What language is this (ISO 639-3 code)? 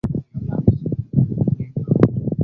swa